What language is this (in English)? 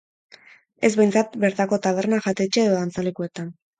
Basque